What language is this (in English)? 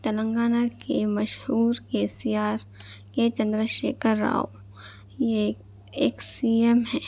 Urdu